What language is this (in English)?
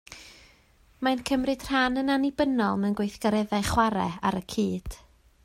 Welsh